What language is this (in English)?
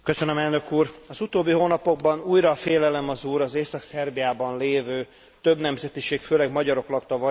Hungarian